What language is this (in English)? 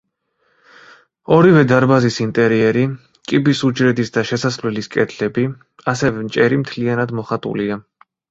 Georgian